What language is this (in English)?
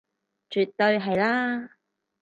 Cantonese